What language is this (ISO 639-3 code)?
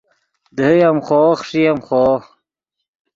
ydg